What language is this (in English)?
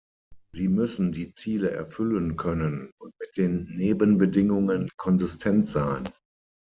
German